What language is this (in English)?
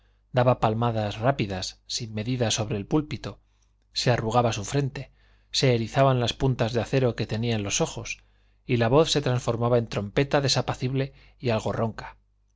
Spanish